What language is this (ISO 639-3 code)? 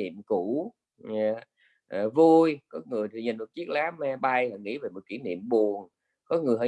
vie